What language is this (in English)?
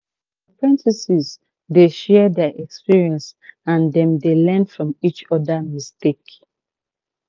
Nigerian Pidgin